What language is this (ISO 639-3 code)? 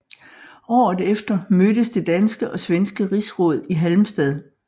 dan